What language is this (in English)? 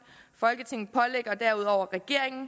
Danish